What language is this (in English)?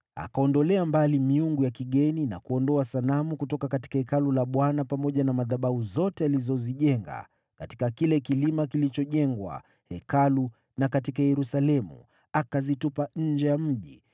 Swahili